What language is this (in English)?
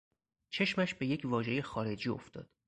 Persian